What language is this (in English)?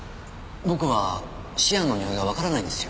Japanese